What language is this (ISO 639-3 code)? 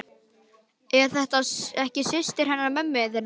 isl